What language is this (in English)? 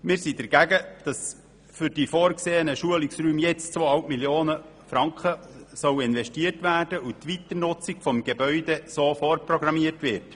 Swiss German